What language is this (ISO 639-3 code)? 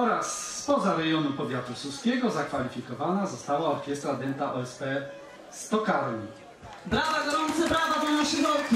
pol